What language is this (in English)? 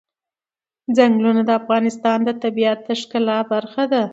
Pashto